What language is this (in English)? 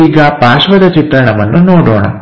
Kannada